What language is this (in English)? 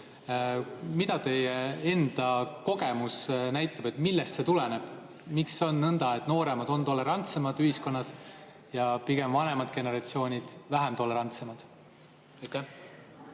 Estonian